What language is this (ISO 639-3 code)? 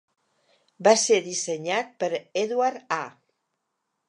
cat